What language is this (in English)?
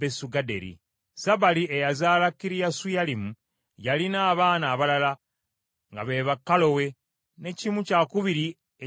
Ganda